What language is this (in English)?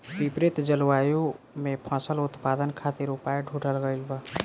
Bhojpuri